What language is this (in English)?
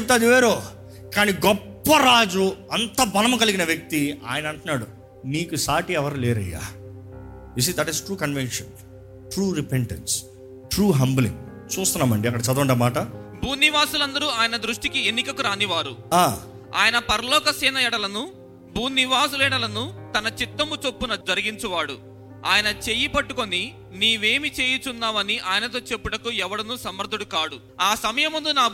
Telugu